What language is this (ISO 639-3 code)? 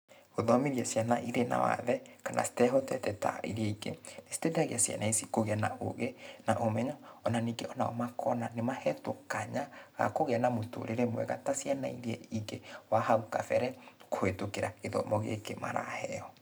kik